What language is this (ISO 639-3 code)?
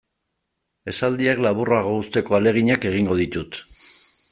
eus